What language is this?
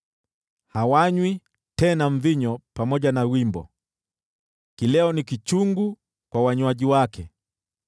Swahili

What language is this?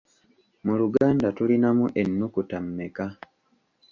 Ganda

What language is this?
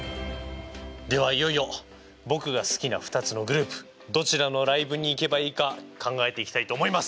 Japanese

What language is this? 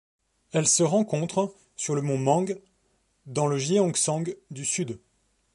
French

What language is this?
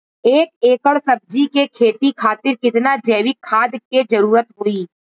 Bhojpuri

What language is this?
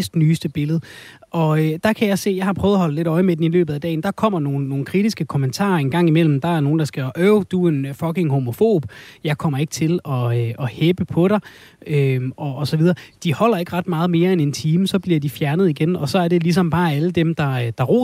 Danish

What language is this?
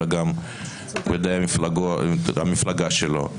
Hebrew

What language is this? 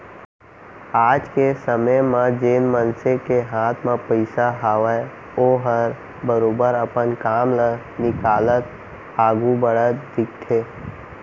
Chhattisgarhi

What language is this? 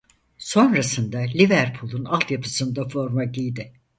Turkish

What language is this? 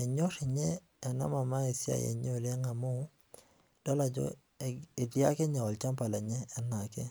Masai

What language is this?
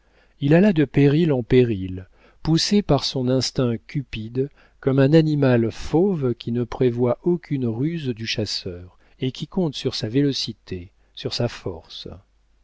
French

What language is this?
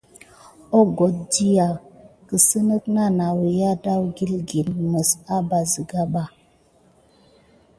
Gidar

